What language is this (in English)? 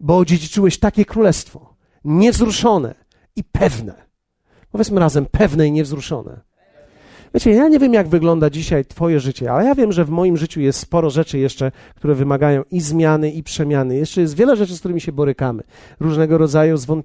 Polish